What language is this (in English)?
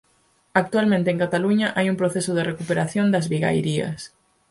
Galician